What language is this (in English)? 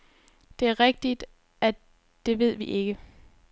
Danish